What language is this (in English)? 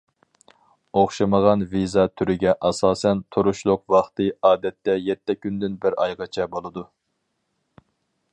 Uyghur